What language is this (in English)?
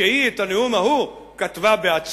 Hebrew